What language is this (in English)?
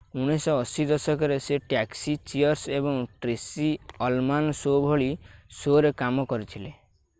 Odia